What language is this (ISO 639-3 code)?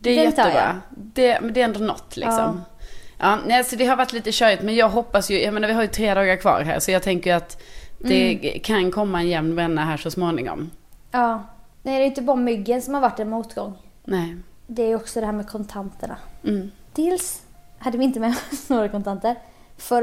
swe